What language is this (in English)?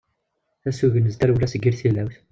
Kabyle